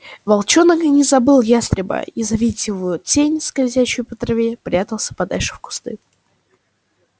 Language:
Russian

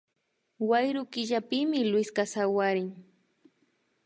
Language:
Imbabura Highland Quichua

